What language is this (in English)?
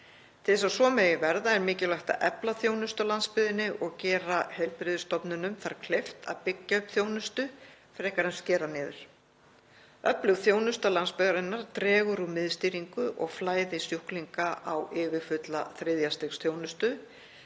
Icelandic